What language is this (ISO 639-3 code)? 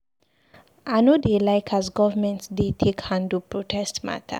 pcm